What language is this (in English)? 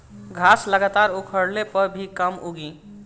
Bhojpuri